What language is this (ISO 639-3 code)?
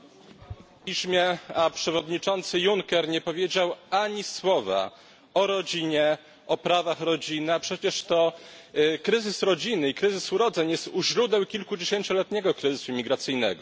pol